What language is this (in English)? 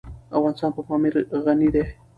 Pashto